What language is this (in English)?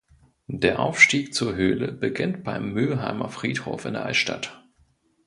German